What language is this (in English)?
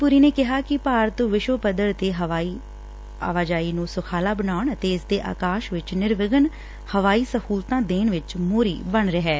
Punjabi